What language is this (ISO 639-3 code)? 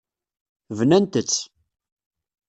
kab